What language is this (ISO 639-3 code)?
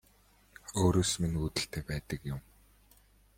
mon